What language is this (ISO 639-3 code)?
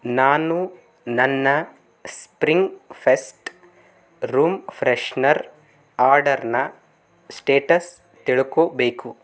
kan